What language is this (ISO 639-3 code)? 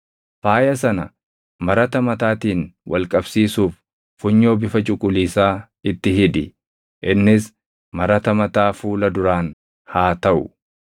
orm